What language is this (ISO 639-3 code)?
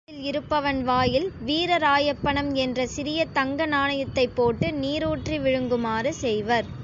tam